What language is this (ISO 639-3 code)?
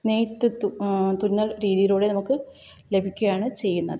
mal